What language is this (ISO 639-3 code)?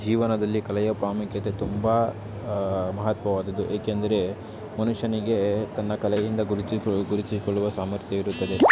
kan